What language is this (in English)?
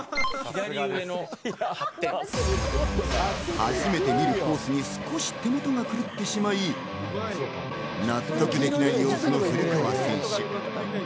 Japanese